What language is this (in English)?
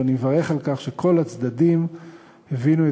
Hebrew